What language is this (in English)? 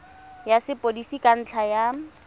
Tswana